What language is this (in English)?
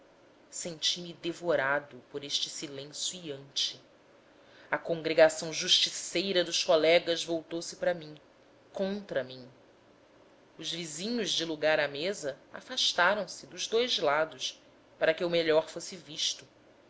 Portuguese